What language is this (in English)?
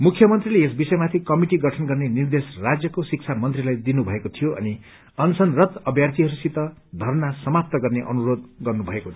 Nepali